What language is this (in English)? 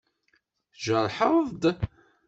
Kabyle